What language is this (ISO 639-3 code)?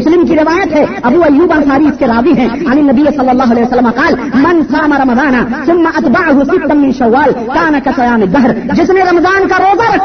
urd